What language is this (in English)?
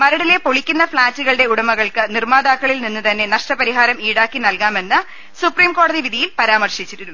Malayalam